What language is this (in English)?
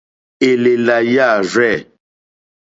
Mokpwe